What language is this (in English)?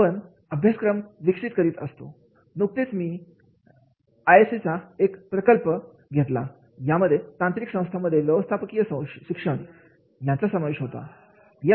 Marathi